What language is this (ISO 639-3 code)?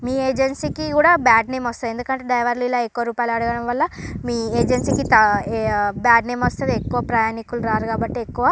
tel